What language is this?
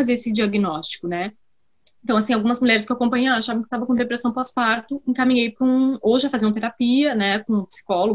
Portuguese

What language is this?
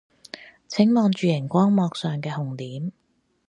Cantonese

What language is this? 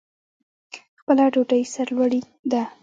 Pashto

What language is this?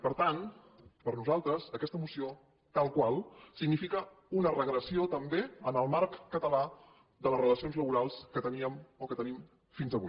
Catalan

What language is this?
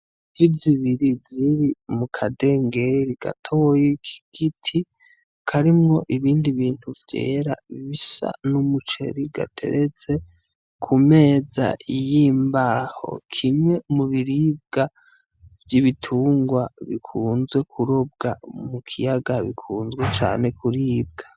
Rundi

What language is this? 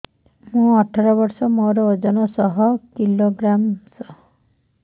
Odia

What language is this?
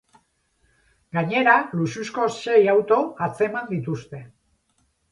Basque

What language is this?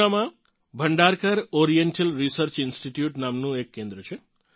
Gujarati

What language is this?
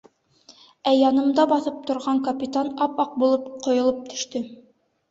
Bashkir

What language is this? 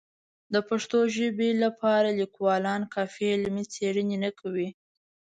Pashto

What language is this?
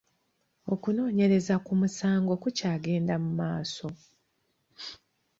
Ganda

